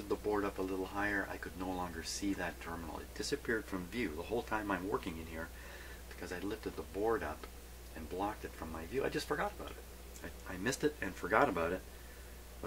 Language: English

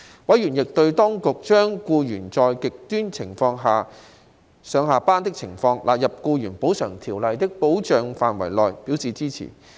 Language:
Cantonese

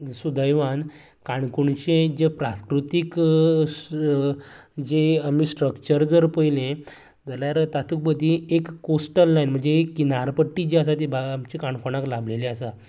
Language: Konkani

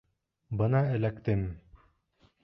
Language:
Bashkir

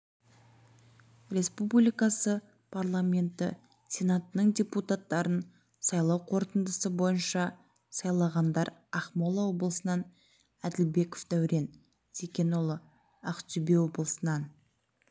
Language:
Kazakh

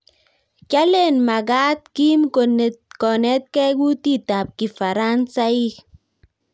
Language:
Kalenjin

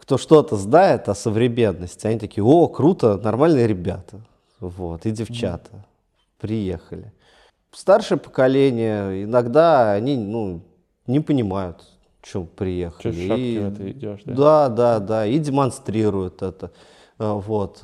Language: Russian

